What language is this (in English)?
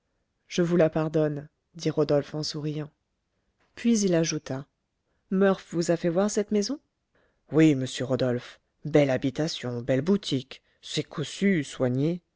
French